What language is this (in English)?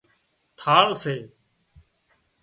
Wadiyara Koli